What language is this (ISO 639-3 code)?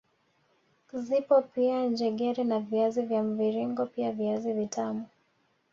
swa